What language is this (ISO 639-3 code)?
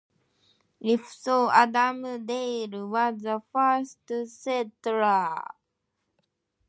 eng